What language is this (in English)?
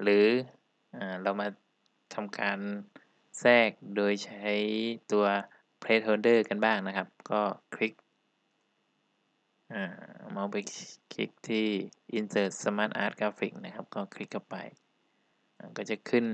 Thai